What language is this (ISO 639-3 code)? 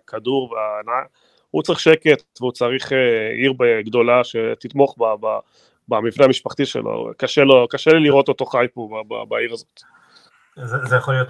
heb